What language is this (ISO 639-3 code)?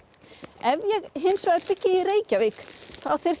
isl